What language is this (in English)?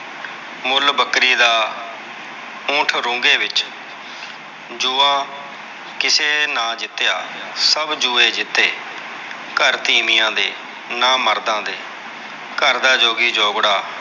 Punjabi